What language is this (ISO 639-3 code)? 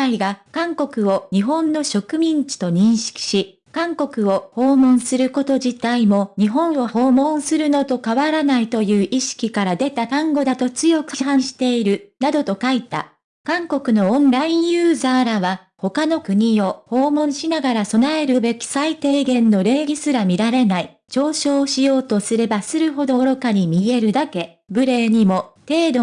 jpn